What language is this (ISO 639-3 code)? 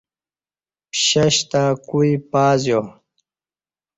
bsh